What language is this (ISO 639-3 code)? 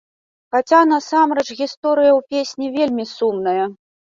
bel